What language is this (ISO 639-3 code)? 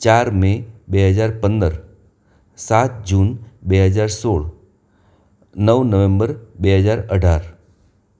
guj